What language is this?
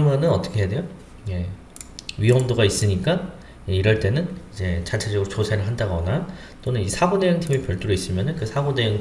Korean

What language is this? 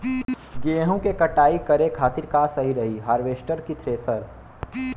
Bhojpuri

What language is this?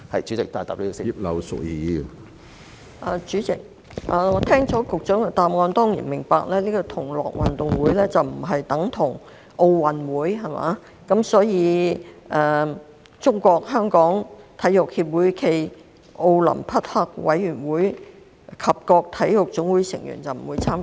Cantonese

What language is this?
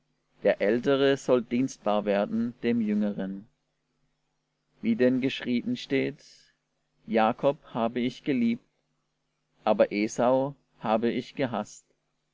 German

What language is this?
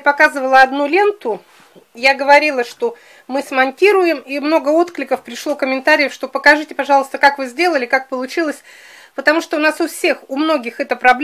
Russian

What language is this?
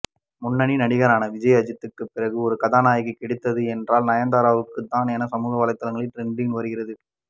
Tamil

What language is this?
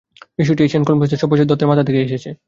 Bangla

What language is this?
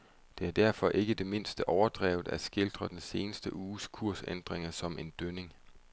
Danish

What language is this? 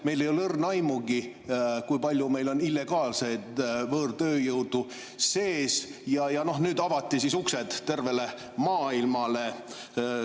Estonian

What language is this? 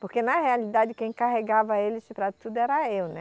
Portuguese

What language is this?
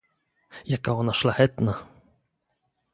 Polish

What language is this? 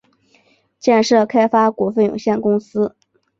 Chinese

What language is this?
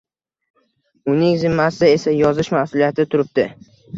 Uzbek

